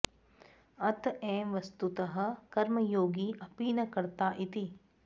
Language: Sanskrit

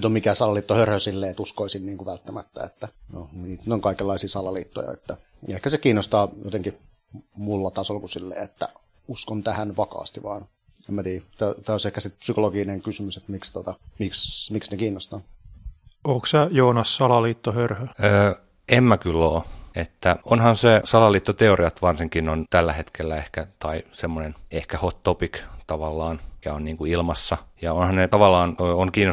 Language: Finnish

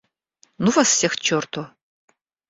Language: Russian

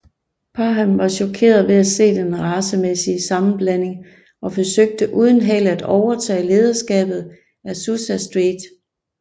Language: Danish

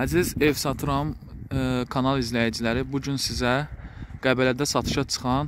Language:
Turkish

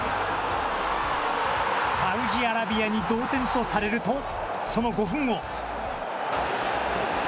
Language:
Japanese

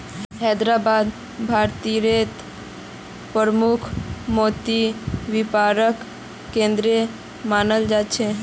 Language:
Magahi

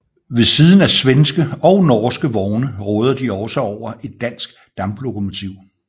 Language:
Danish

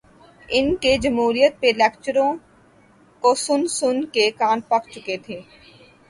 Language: Urdu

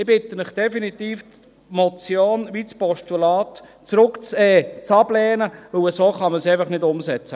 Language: Swiss German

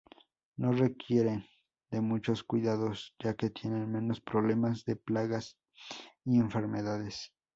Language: Spanish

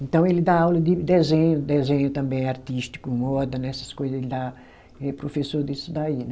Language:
Portuguese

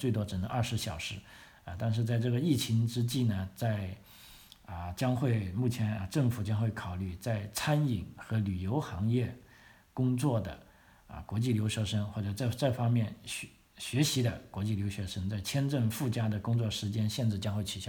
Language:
Chinese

